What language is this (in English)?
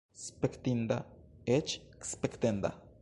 Esperanto